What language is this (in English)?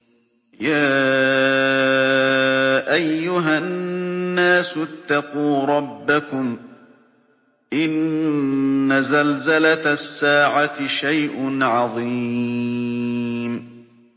Arabic